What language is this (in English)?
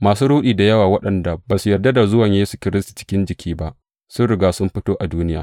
Hausa